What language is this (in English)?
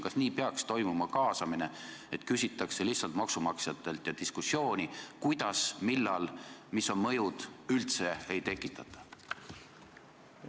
Estonian